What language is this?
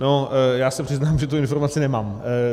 Czech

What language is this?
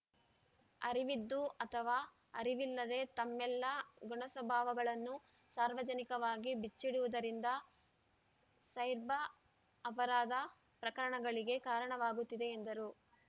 Kannada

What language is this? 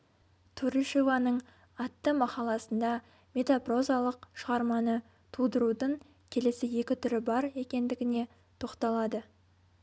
Kazakh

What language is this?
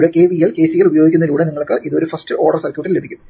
Malayalam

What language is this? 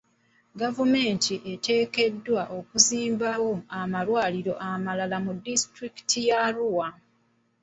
Ganda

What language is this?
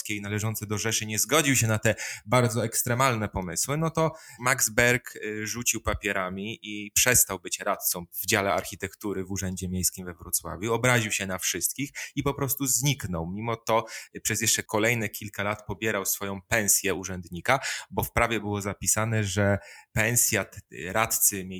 Polish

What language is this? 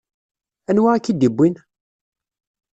Kabyle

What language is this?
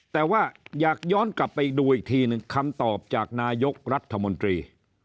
Thai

